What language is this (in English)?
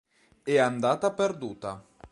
Italian